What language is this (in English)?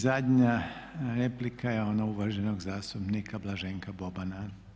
Croatian